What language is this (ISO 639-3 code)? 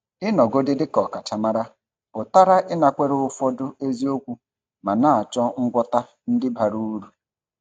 ibo